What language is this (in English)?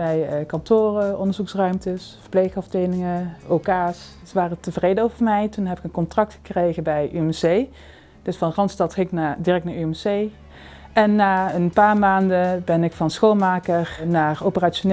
Dutch